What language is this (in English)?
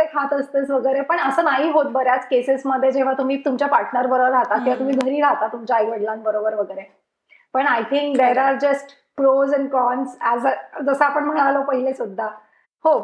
Marathi